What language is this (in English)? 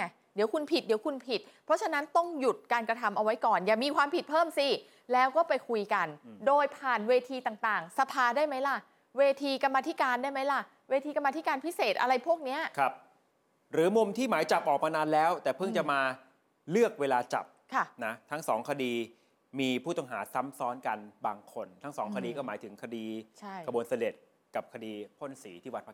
Thai